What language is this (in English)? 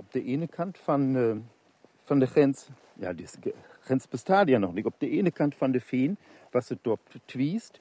Dutch